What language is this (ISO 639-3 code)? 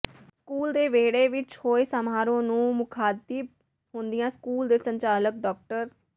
pan